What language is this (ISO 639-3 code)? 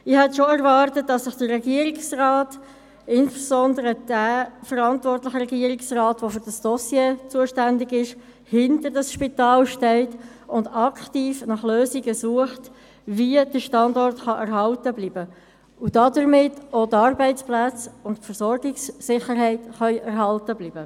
gsw